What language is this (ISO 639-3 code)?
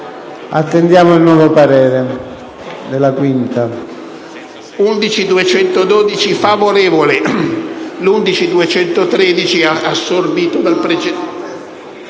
ita